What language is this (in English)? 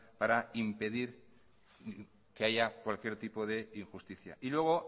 Spanish